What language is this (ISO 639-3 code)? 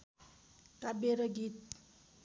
nep